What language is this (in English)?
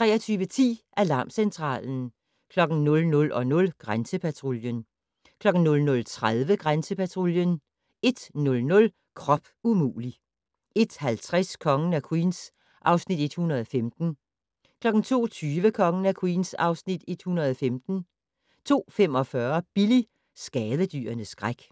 Danish